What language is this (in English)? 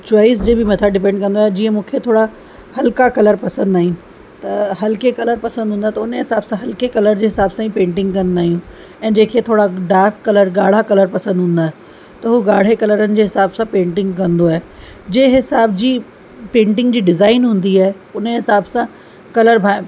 Sindhi